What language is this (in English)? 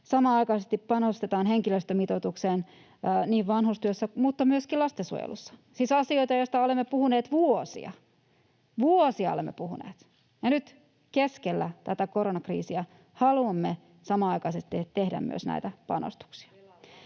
Finnish